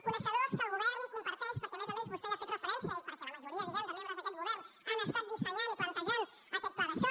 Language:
Catalan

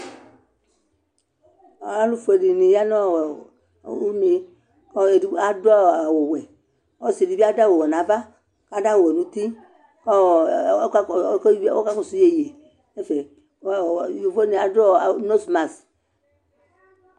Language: Ikposo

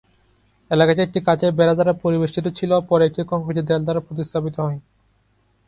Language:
Bangla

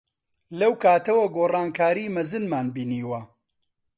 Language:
Central Kurdish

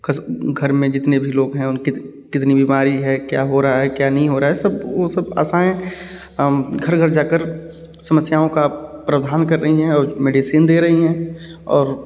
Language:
Hindi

